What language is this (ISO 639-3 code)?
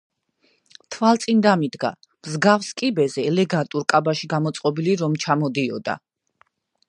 kat